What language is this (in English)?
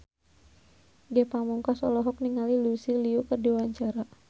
Sundanese